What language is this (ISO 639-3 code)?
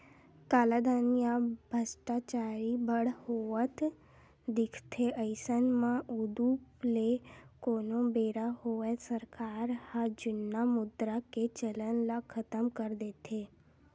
hne